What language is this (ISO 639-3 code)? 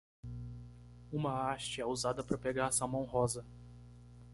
por